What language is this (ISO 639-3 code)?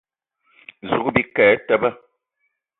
eto